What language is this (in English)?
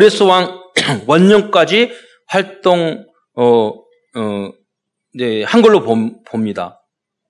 Korean